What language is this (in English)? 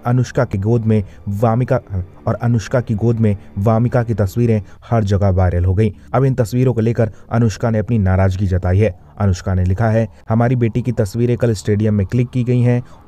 Hindi